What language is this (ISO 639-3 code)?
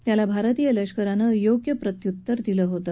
mar